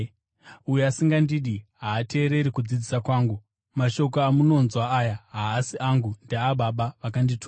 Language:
Shona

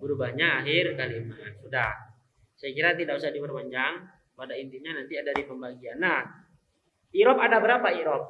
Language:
Indonesian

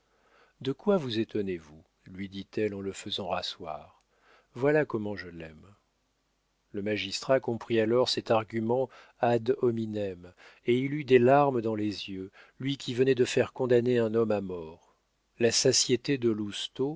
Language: French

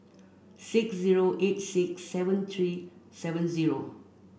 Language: English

